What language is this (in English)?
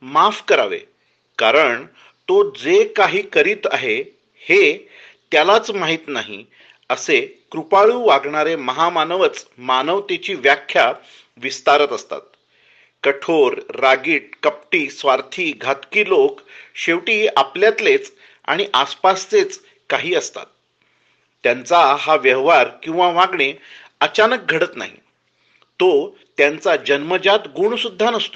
Marathi